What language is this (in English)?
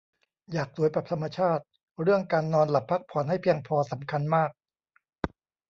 Thai